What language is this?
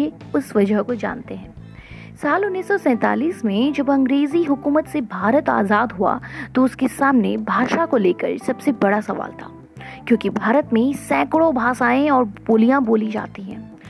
Hindi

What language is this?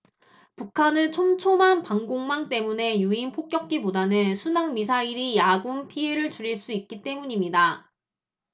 Korean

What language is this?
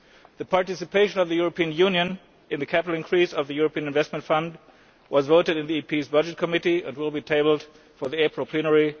English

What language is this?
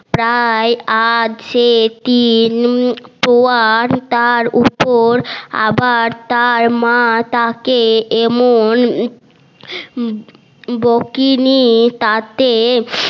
Bangla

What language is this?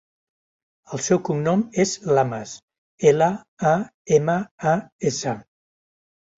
Catalan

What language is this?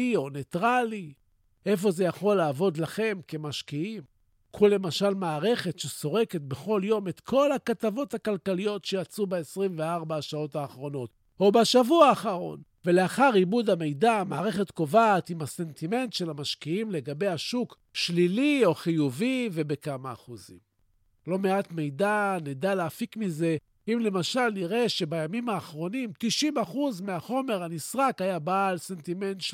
Hebrew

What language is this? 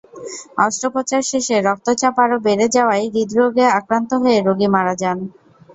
Bangla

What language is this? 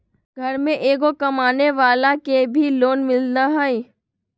Magahi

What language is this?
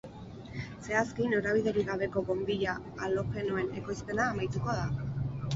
Basque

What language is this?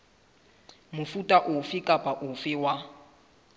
Southern Sotho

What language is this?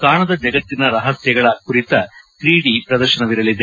Kannada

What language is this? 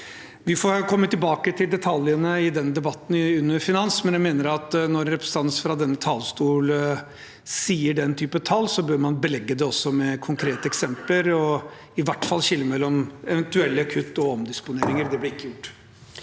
Norwegian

